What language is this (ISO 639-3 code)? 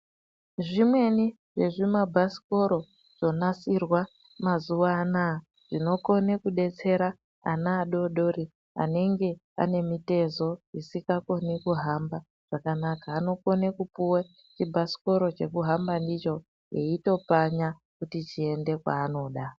ndc